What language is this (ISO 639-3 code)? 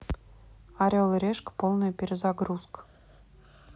rus